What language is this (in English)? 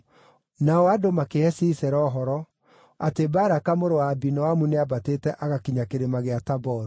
Kikuyu